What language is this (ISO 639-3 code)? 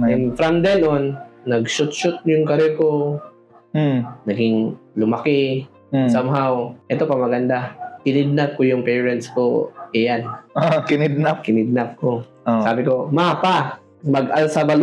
fil